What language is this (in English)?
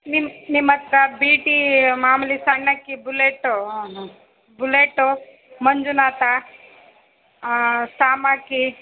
Kannada